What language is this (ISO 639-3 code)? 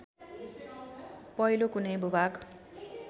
nep